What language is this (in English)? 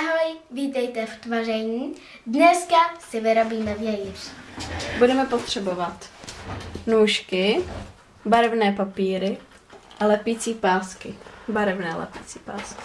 Czech